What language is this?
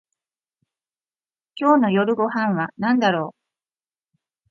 Japanese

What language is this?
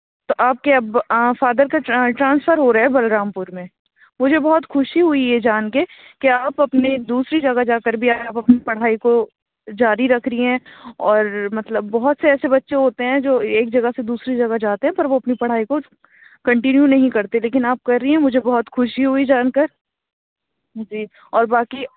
Urdu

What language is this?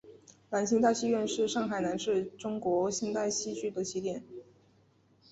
Chinese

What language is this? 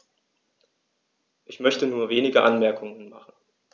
German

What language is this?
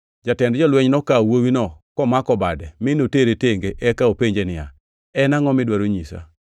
Luo (Kenya and Tanzania)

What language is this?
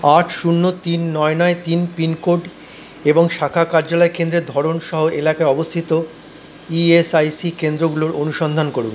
Bangla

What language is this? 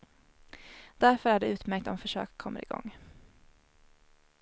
Swedish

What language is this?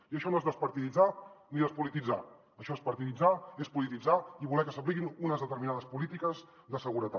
Catalan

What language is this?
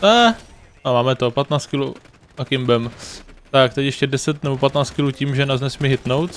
Czech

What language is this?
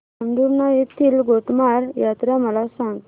Marathi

